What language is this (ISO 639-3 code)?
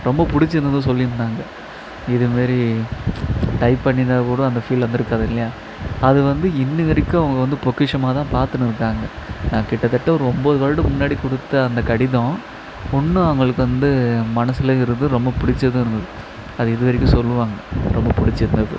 tam